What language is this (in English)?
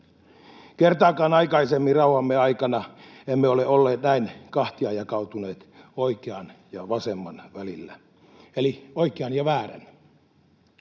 Finnish